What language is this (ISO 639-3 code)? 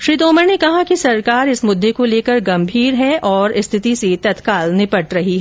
hin